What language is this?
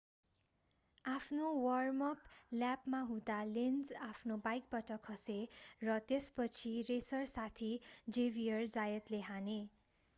Nepali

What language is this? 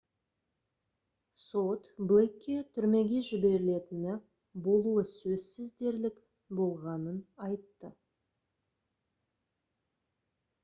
Kazakh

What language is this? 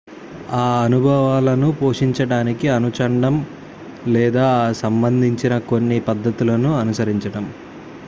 Telugu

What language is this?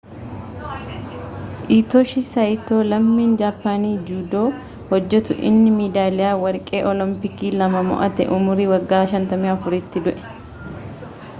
Oromo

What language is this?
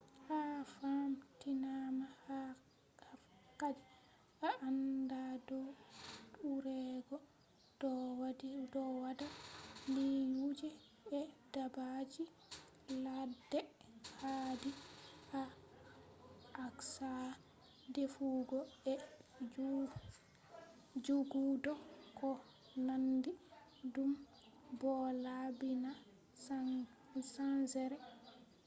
Fula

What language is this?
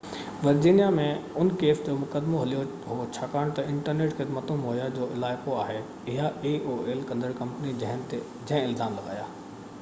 Sindhi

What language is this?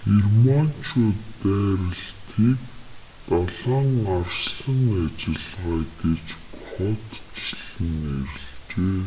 Mongolian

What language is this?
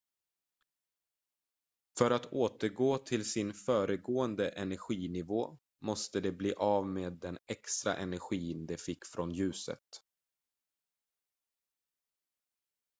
Swedish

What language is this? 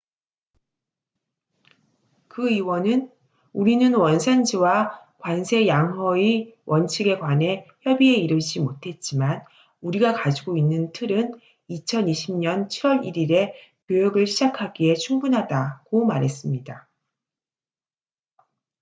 Korean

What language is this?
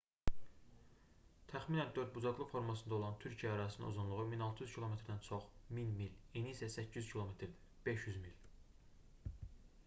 Azerbaijani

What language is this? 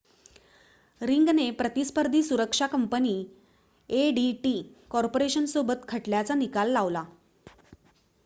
Marathi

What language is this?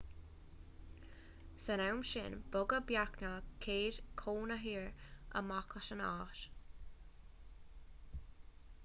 Irish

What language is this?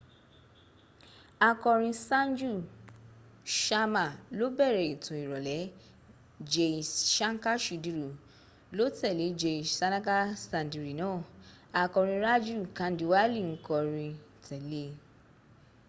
Yoruba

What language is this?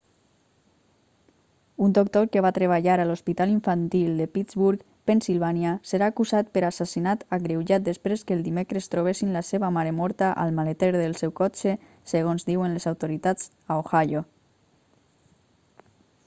Catalan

